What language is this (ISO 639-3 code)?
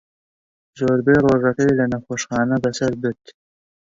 ckb